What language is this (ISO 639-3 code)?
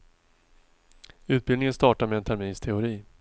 swe